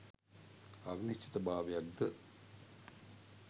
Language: Sinhala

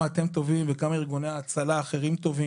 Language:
Hebrew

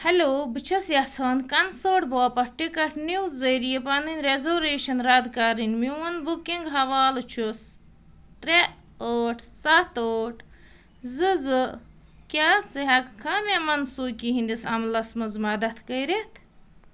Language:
Kashmiri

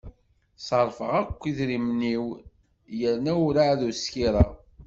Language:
Kabyle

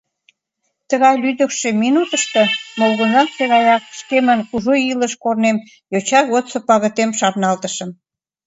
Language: Mari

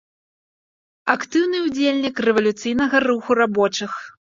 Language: Belarusian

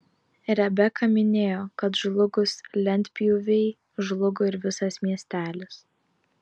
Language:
Lithuanian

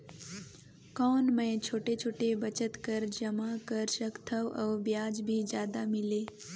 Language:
Chhattisgarhi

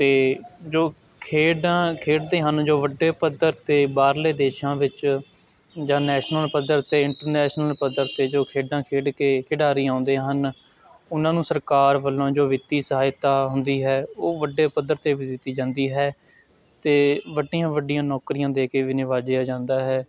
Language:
Punjabi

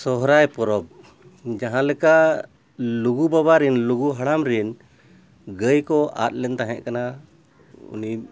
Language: Santali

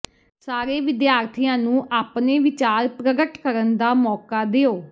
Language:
Punjabi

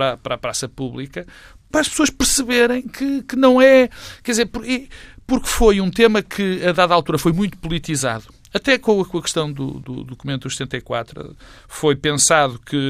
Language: Portuguese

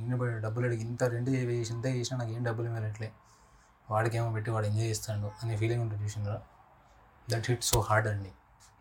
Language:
Telugu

